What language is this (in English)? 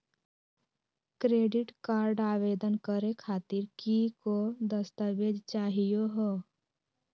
Magahi